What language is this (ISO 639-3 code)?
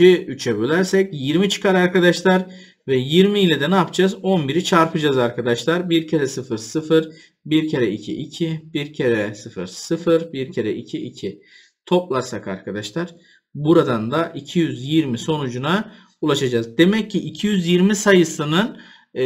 tur